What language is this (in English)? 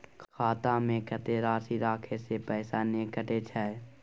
Maithili